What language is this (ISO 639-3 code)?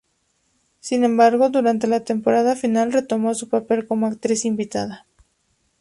spa